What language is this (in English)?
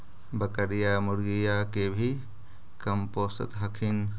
Magahi